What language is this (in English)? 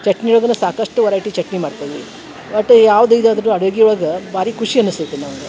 Kannada